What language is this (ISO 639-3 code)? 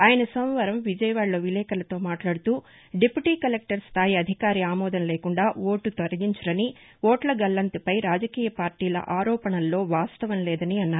tel